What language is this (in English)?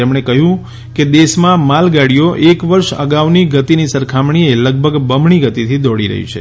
Gujarati